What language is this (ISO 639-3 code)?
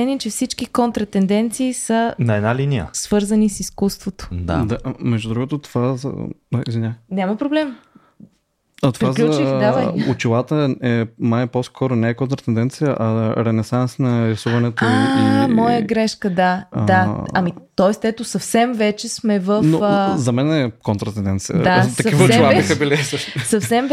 bul